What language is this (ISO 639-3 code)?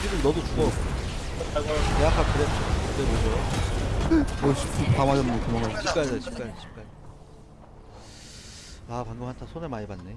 kor